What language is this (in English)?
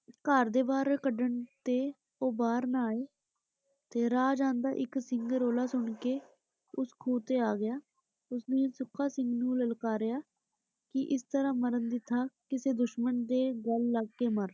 Punjabi